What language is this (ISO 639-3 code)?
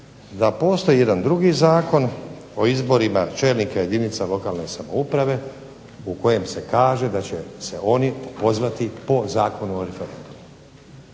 hrv